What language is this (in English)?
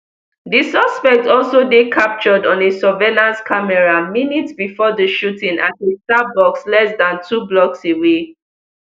Nigerian Pidgin